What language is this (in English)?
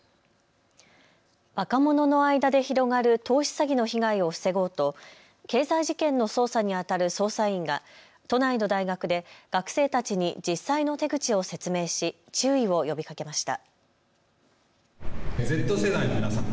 Japanese